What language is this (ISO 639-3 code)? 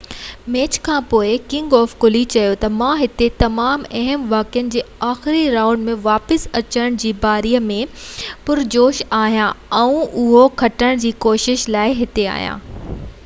snd